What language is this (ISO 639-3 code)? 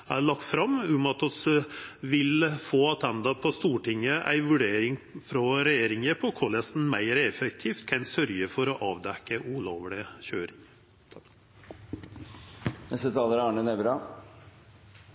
nno